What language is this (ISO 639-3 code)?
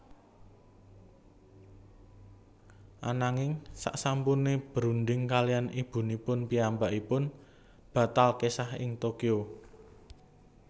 jav